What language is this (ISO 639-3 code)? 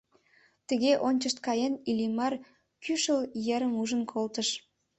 chm